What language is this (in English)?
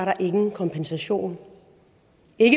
Danish